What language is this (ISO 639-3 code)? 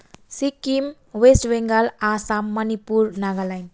nep